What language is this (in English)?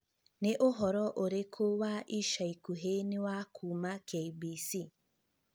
Kikuyu